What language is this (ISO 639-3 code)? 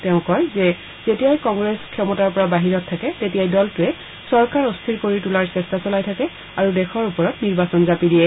asm